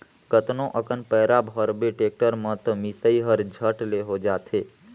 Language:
Chhattisgarhi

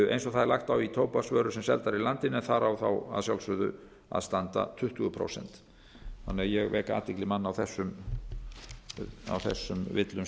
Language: Icelandic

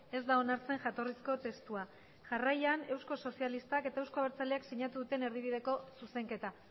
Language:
Basque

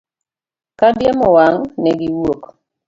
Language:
Luo (Kenya and Tanzania)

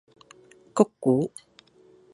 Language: Cantonese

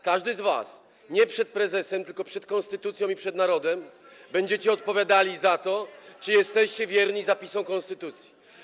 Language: Polish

